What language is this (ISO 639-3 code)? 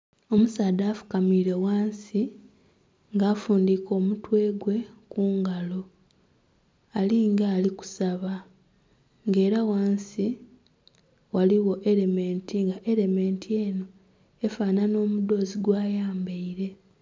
xog